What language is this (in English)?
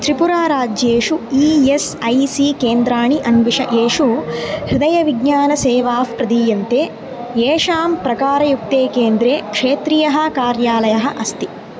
Sanskrit